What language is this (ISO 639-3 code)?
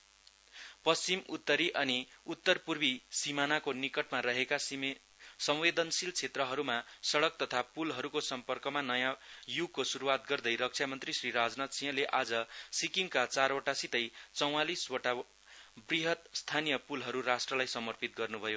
nep